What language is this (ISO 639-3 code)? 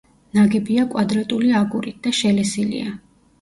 kat